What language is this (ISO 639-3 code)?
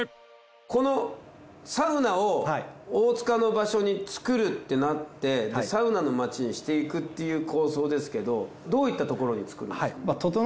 jpn